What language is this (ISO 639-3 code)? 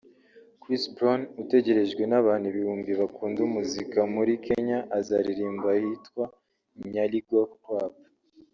kin